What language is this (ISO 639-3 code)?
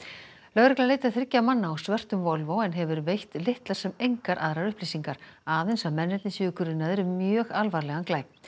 isl